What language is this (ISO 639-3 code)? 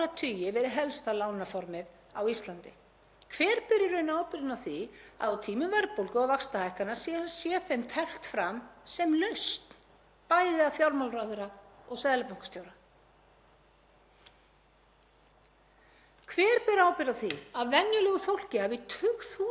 isl